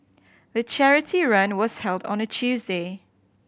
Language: English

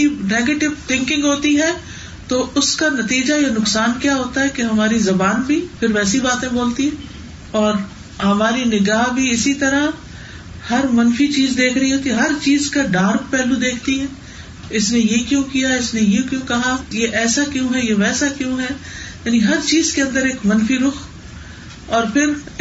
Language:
Urdu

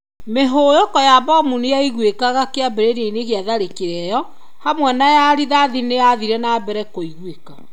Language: Kikuyu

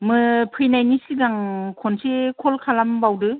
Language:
Bodo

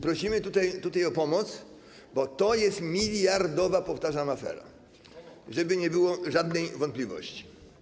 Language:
Polish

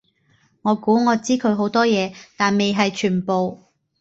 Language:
Cantonese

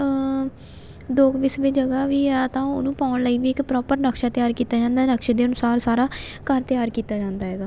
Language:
Punjabi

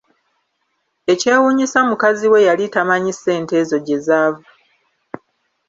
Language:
Ganda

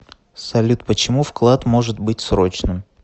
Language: Russian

